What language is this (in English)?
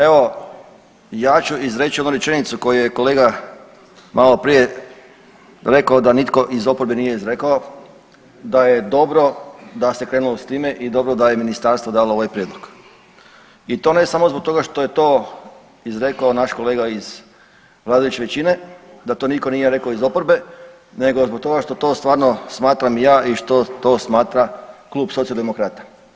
Croatian